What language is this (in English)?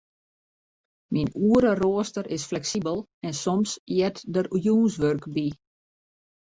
Western Frisian